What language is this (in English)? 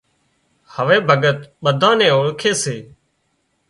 Wadiyara Koli